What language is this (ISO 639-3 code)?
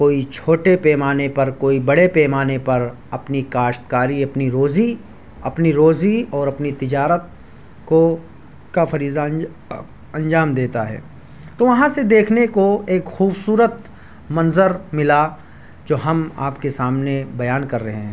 urd